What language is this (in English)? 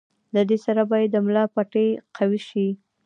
Pashto